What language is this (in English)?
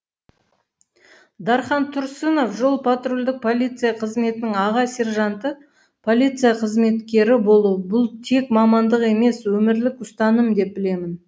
Kazakh